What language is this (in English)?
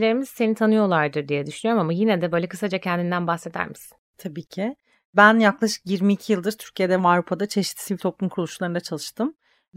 Turkish